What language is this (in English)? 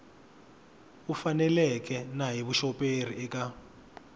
Tsonga